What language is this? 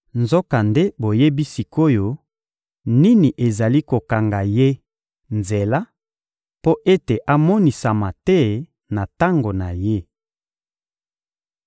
Lingala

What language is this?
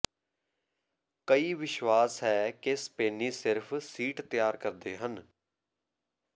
Punjabi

